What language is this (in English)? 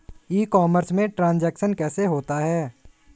Hindi